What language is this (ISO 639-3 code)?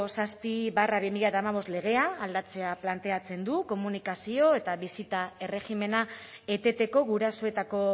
eus